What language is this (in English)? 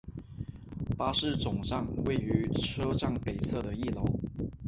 Chinese